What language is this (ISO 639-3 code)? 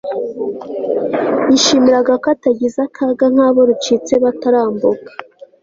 kin